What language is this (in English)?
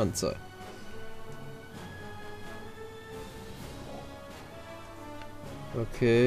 German